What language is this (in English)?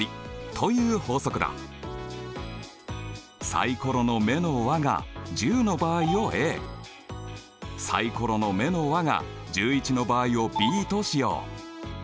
Japanese